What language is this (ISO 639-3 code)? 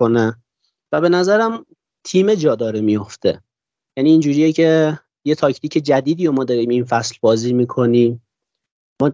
fas